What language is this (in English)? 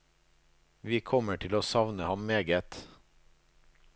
Norwegian